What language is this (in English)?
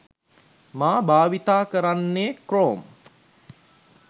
Sinhala